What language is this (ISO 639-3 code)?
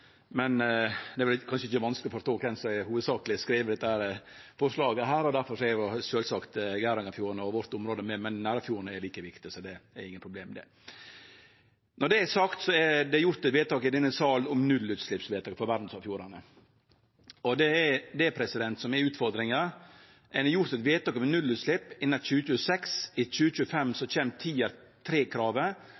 nno